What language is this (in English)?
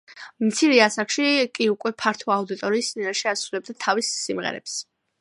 Georgian